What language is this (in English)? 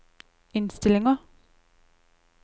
Norwegian